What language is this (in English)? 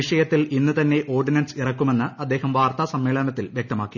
Malayalam